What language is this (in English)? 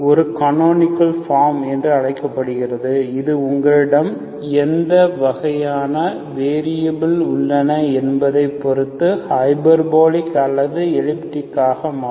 Tamil